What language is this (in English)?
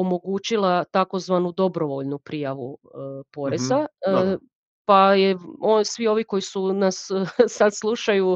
Croatian